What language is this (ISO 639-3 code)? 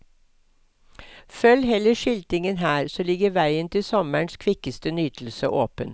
nor